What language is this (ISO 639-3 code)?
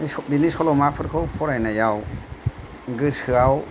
brx